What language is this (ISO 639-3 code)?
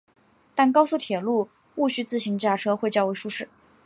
zho